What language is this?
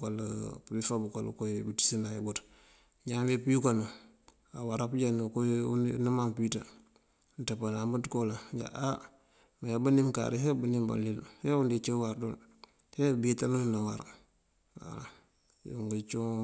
Mandjak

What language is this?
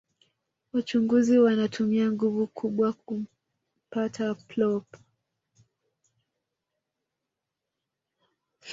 Swahili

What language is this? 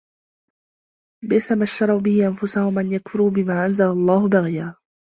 Arabic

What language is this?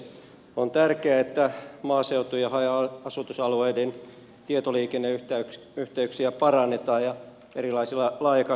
Finnish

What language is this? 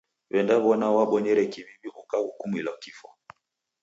Taita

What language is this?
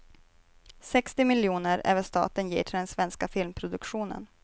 Swedish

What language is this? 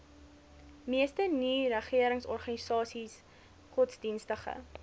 Afrikaans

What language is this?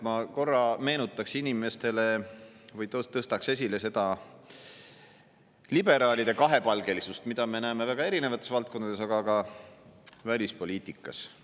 Estonian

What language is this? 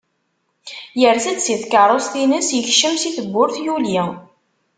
Kabyle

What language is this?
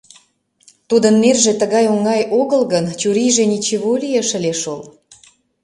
Mari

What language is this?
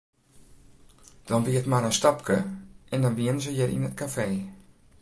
Western Frisian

